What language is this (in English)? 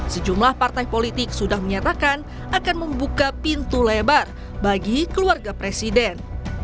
Indonesian